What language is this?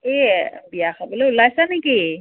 Assamese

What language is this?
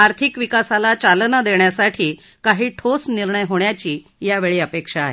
Marathi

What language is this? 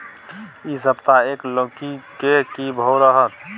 Maithili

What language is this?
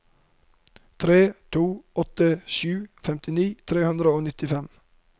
Norwegian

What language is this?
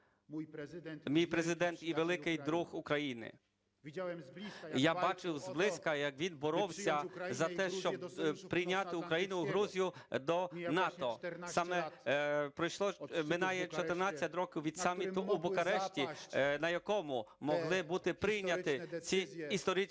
Ukrainian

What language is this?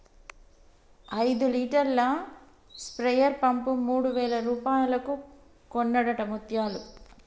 Telugu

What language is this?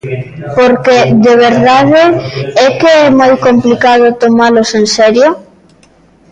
Galician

